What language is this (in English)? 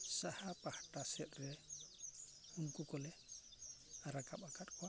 Santali